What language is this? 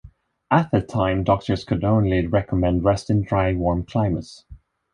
English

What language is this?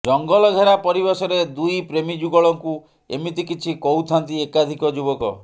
Odia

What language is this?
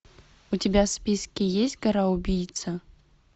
Russian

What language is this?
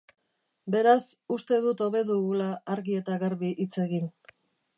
Basque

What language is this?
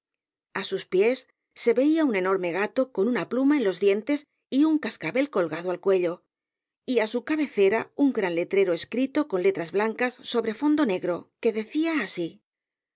Spanish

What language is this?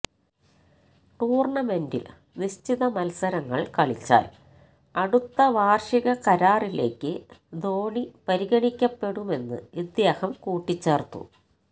Malayalam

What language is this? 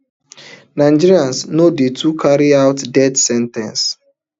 Nigerian Pidgin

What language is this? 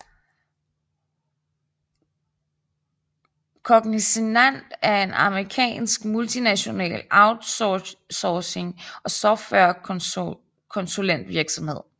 Danish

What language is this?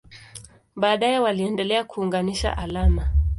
Swahili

